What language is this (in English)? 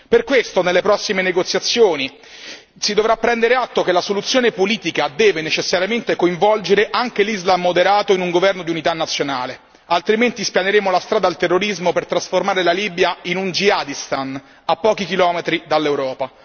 Italian